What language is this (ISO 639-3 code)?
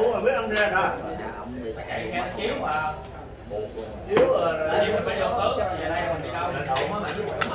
vie